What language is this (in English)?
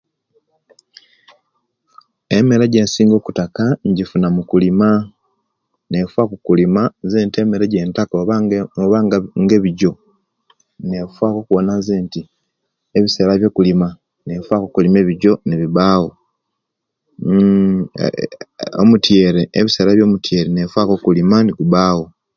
Kenyi